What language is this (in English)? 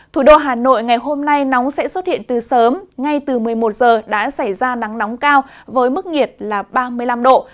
Vietnamese